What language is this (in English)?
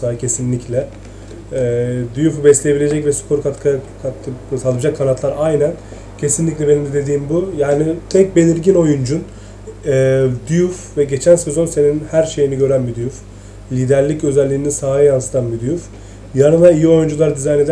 Turkish